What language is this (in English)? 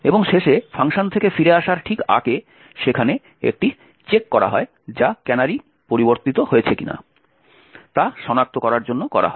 Bangla